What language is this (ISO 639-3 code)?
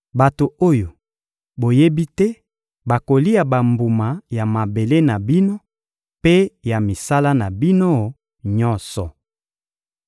lin